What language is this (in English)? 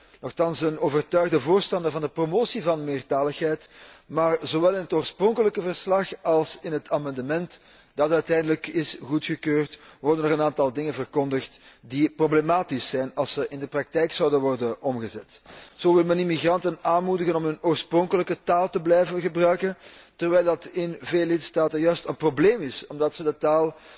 Dutch